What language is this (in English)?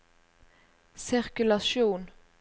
Norwegian